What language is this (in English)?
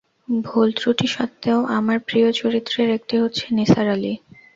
Bangla